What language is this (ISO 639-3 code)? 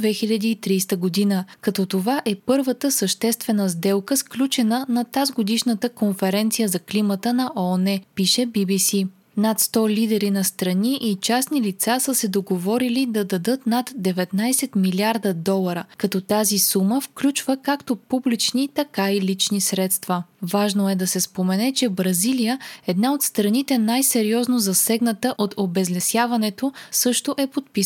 bul